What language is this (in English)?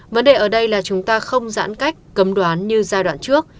Vietnamese